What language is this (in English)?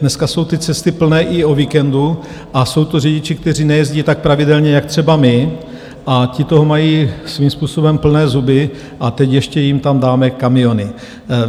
Czech